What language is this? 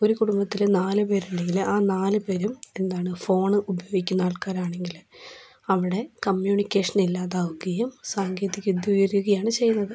Malayalam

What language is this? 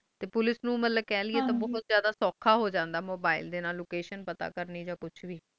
Punjabi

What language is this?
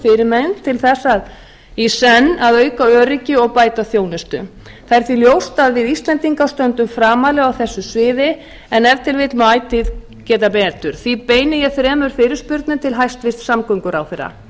Icelandic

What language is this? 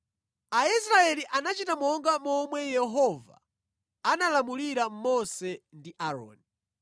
Nyanja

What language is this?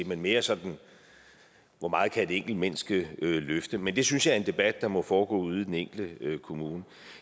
Danish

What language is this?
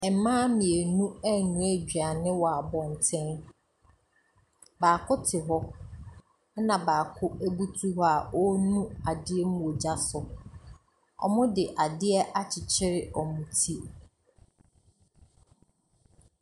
Akan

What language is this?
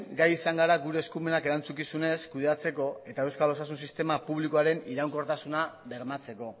Basque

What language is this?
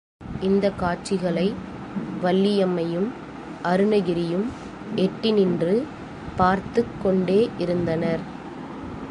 Tamil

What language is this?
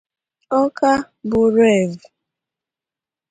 Igbo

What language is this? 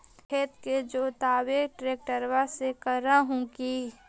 Magahi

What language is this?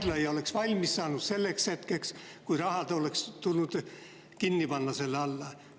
Estonian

